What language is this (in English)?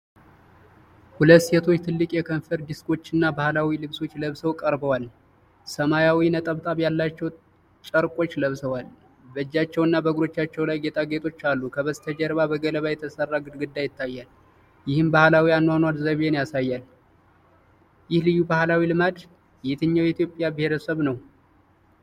Amharic